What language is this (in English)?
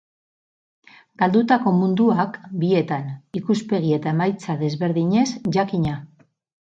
Basque